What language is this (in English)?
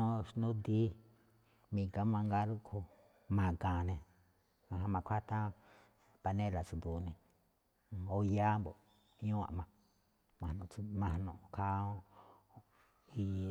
Malinaltepec Me'phaa